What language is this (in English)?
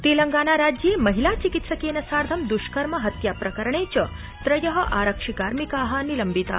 Sanskrit